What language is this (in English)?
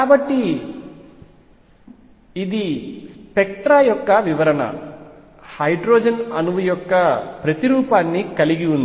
Telugu